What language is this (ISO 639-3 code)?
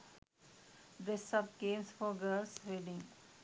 sin